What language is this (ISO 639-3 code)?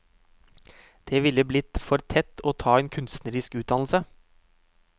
nor